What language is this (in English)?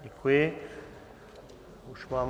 Czech